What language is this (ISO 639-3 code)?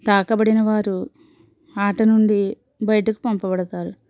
tel